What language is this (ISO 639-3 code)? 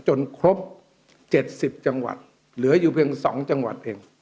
tha